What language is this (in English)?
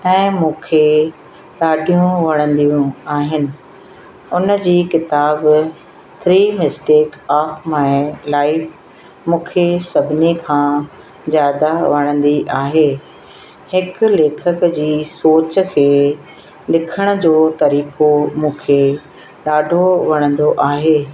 Sindhi